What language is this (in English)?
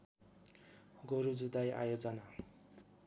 Nepali